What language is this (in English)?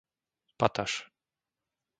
Slovak